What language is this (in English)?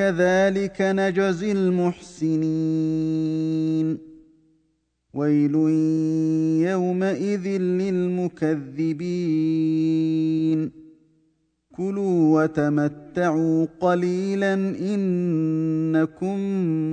Arabic